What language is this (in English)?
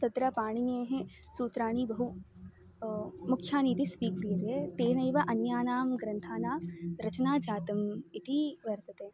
Sanskrit